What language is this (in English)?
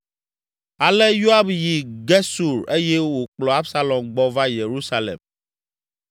Ewe